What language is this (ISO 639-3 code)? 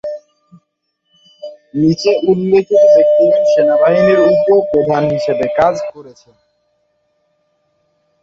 ben